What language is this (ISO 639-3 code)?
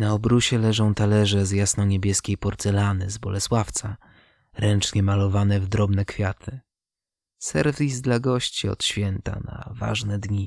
pol